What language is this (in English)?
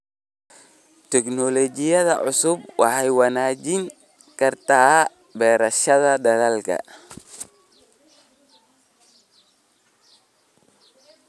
Somali